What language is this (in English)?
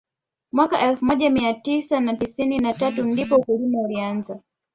Swahili